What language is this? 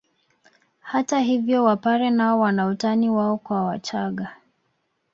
Swahili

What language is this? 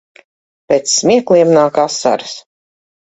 Latvian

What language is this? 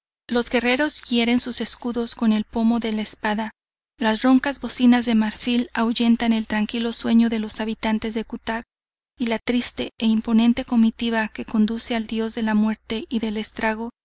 Spanish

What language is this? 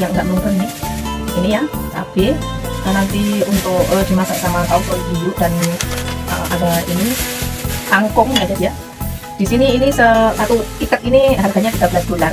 Indonesian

